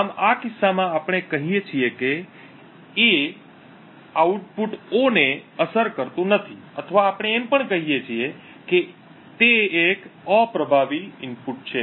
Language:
Gujarati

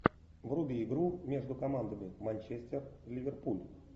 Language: Russian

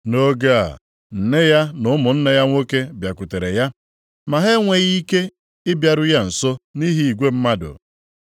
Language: Igbo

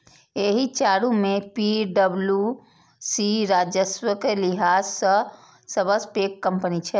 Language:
Maithili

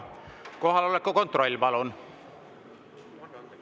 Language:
Estonian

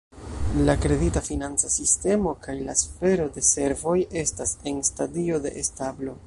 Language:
Esperanto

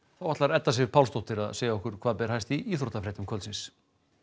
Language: Icelandic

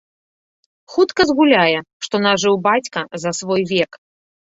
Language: Belarusian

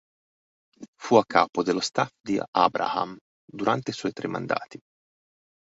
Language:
Italian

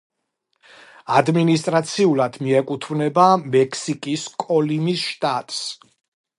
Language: Georgian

